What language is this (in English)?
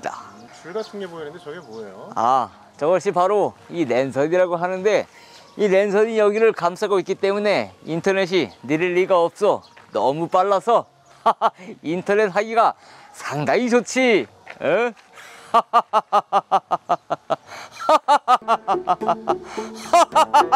Korean